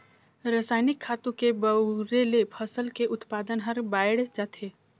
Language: Chhattisgarhi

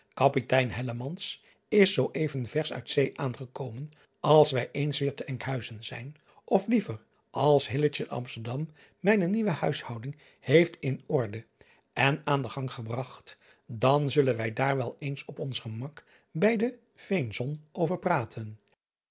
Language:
Dutch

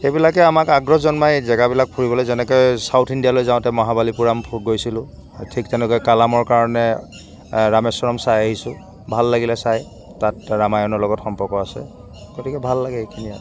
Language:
Assamese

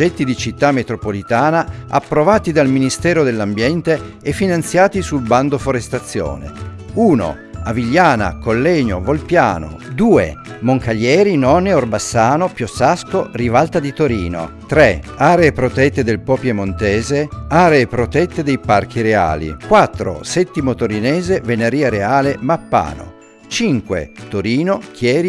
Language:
Italian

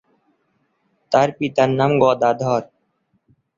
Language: Bangla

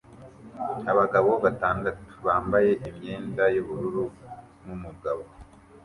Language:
Kinyarwanda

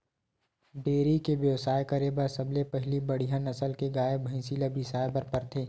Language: Chhattisgarhi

